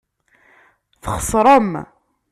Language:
Kabyle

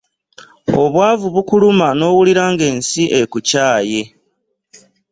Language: Ganda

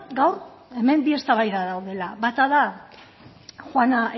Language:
Basque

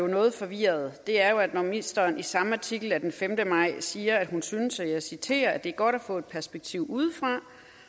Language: Danish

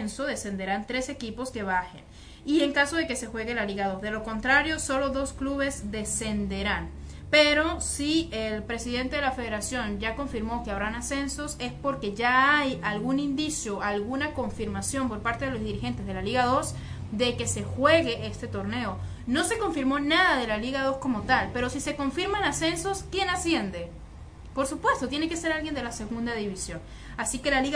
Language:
Spanish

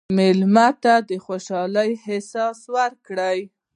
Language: Pashto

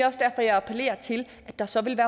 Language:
Danish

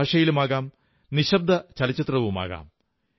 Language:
Malayalam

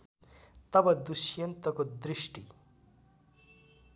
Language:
Nepali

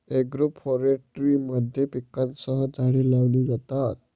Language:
Marathi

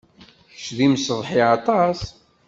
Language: Kabyle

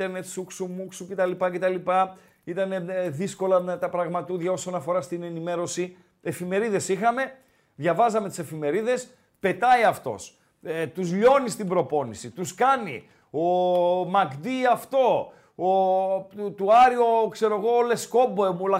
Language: Greek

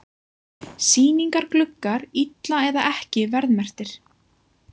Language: Icelandic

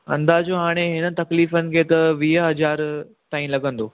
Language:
Sindhi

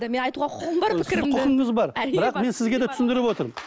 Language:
Kazakh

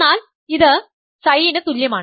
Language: Malayalam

